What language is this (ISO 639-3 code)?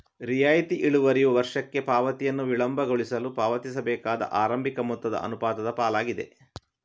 kan